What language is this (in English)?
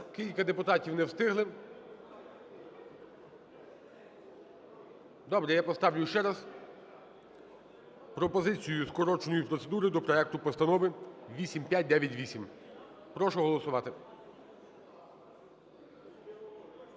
Ukrainian